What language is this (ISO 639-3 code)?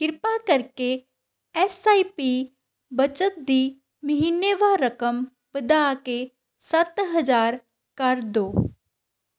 pan